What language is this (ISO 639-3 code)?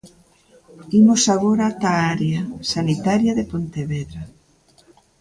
glg